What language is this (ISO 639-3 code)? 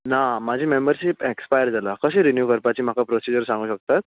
kok